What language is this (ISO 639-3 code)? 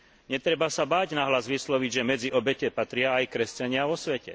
slk